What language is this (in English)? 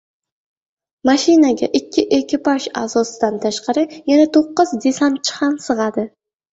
Uzbek